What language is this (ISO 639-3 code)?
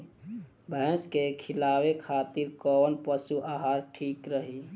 bho